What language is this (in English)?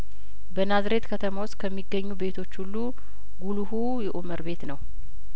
Amharic